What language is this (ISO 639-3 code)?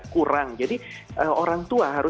ind